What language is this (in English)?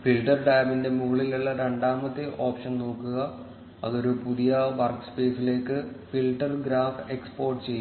Malayalam